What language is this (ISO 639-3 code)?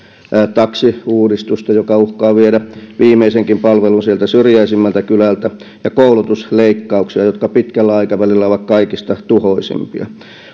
fin